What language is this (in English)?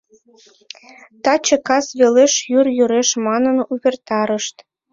Mari